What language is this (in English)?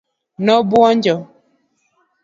Luo (Kenya and Tanzania)